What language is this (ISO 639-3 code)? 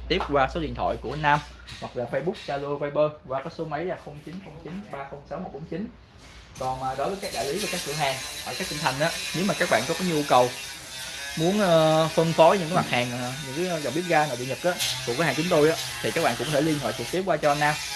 vie